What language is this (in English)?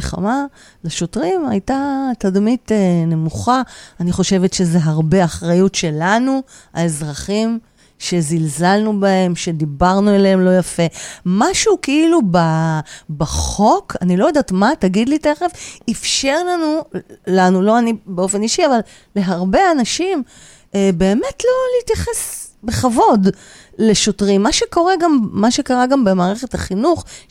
Hebrew